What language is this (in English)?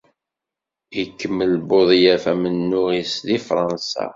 Kabyle